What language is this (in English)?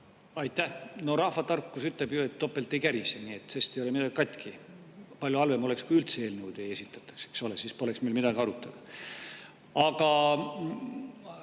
Estonian